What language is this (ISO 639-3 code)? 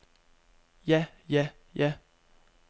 dan